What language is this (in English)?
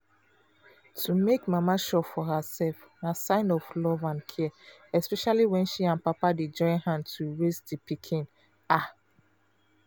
Nigerian Pidgin